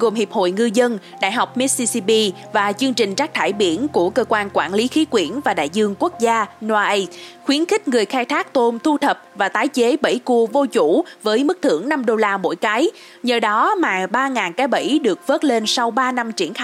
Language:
Vietnamese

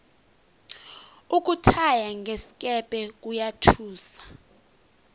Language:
South Ndebele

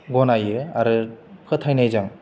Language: Bodo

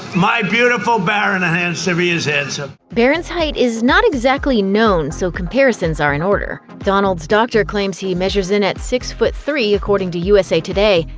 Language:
English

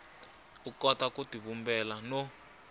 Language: Tsonga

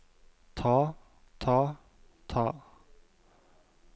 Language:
Norwegian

